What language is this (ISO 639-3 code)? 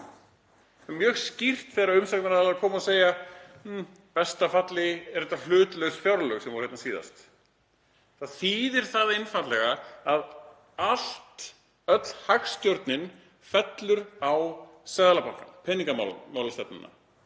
isl